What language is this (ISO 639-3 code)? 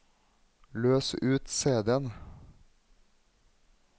nor